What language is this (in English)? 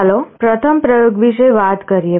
Gujarati